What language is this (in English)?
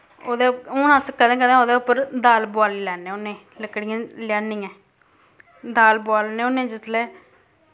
Dogri